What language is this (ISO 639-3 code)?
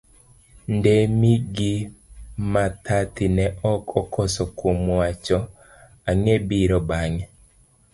luo